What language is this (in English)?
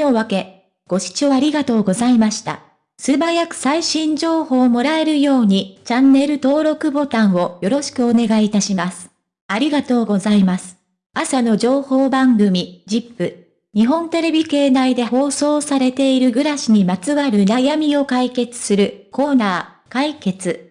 Japanese